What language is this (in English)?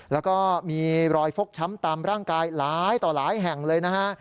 Thai